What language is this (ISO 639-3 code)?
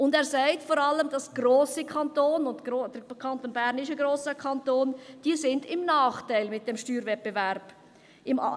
gsw